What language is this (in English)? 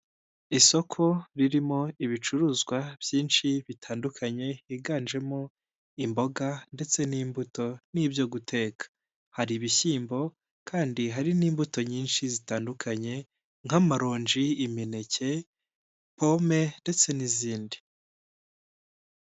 Kinyarwanda